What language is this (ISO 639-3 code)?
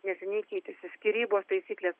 lit